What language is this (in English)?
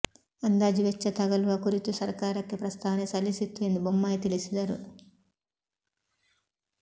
Kannada